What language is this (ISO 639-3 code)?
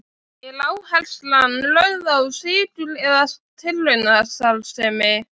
isl